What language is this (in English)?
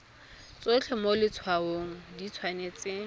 Tswana